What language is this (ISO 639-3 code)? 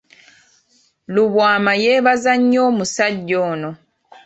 lug